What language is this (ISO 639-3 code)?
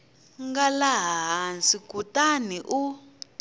tso